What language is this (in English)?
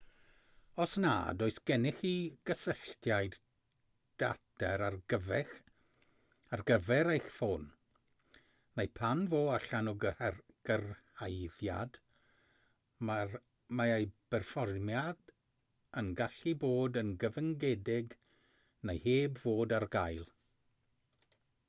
Welsh